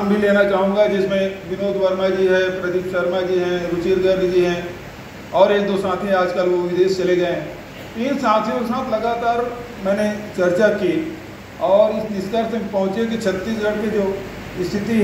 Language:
Hindi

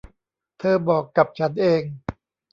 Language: Thai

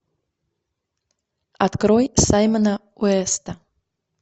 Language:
Russian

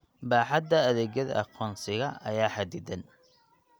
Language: Somali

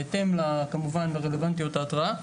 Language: Hebrew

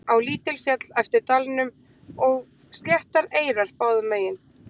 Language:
Icelandic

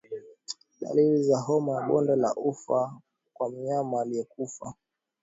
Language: Swahili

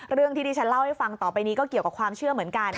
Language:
Thai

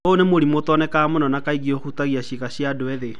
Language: Kikuyu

